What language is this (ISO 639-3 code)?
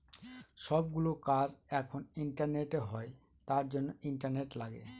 ben